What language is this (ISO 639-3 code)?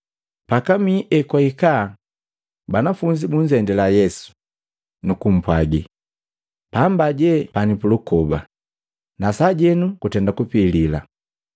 mgv